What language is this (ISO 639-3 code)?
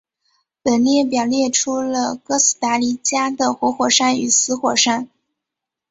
zho